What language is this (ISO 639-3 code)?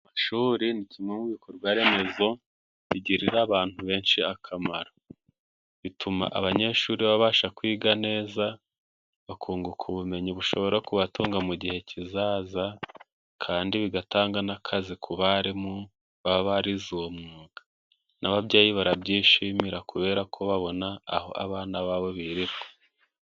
kin